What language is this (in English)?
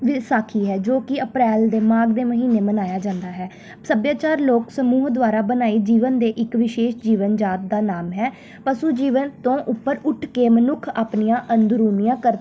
Punjabi